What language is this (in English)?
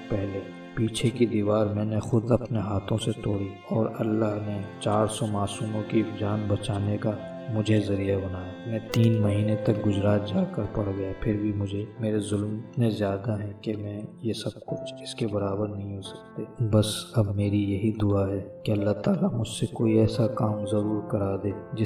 Urdu